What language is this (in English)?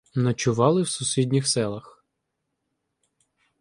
Ukrainian